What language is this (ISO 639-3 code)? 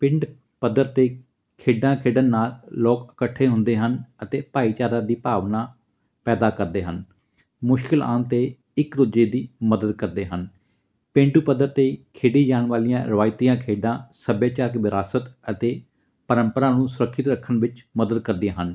pan